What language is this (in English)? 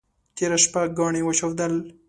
Pashto